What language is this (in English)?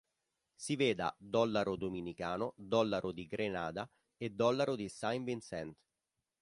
Italian